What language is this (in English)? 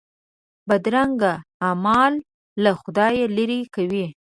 Pashto